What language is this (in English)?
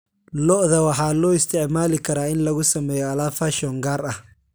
Somali